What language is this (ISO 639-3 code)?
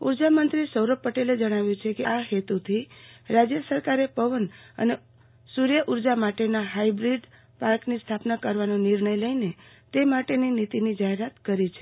guj